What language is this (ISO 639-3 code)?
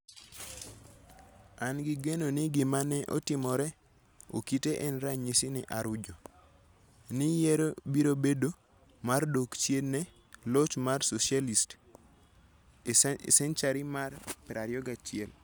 luo